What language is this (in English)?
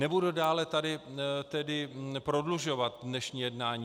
Czech